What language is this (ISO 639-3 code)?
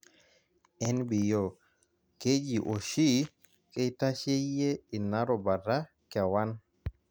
mas